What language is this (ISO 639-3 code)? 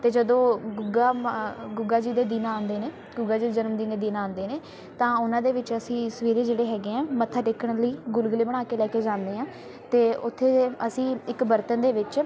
pan